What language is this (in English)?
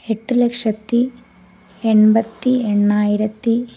Malayalam